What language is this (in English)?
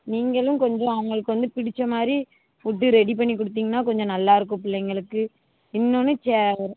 Tamil